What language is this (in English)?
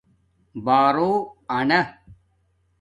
Domaaki